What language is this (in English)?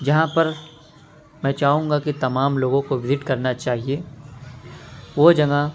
Urdu